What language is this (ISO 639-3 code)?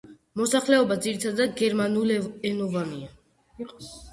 kat